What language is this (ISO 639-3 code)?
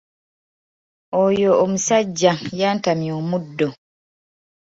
lug